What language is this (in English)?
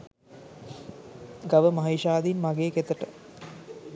Sinhala